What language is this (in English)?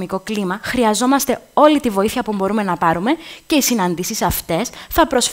Greek